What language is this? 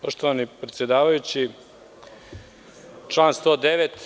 Serbian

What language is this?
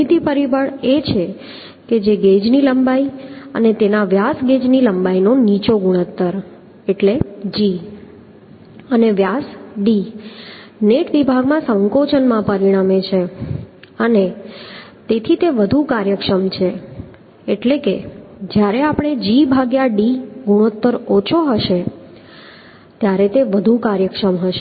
Gujarati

